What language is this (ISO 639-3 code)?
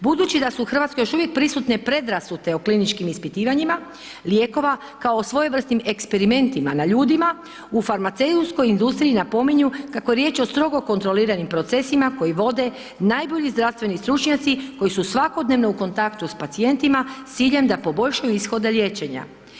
hrv